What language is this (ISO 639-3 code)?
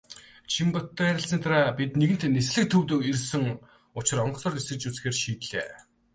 mon